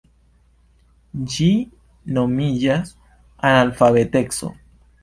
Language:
Esperanto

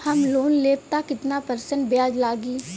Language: Bhojpuri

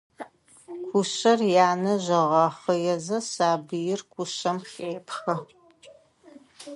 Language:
Adyghe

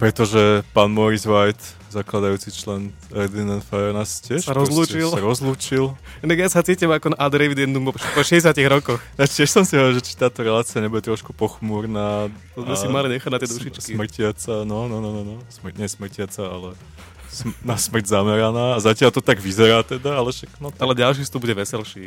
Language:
Slovak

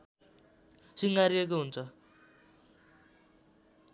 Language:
Nepali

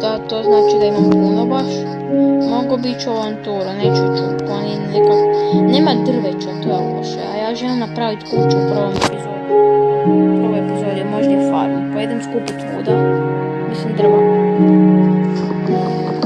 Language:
Serbian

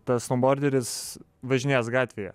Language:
Lithuanian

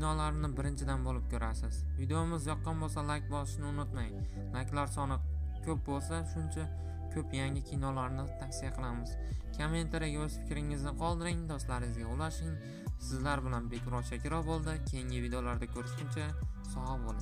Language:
Turkish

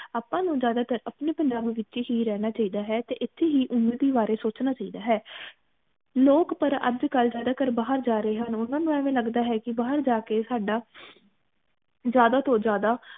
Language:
Punjabi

